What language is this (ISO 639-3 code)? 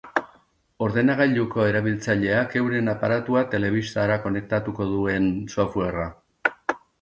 eus